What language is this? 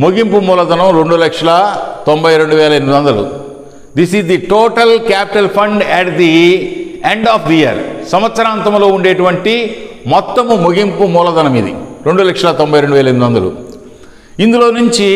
Telugu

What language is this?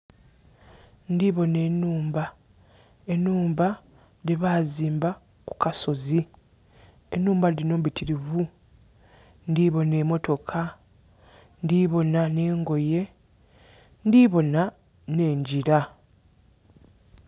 Soga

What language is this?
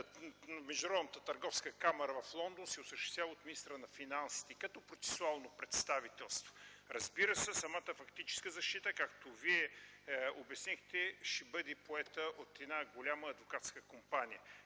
Bulgarian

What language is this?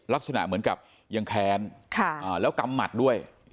Thai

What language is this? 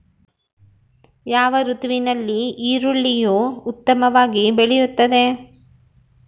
Kannada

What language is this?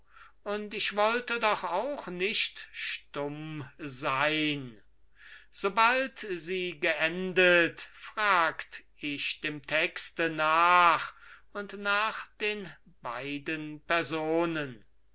German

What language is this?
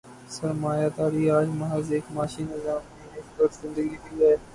Urdu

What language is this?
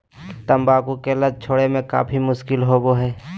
Magahi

